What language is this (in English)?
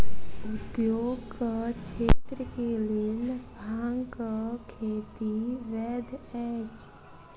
Maithili